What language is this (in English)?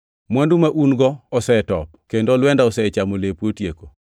Luo (Kenya and Tanzania)